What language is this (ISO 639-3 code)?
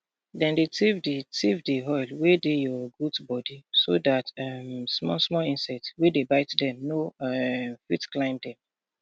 pcm